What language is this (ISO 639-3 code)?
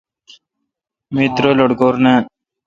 xka